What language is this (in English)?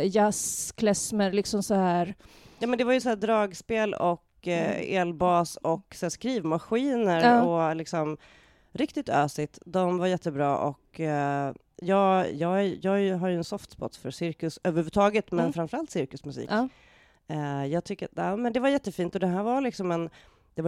Swedish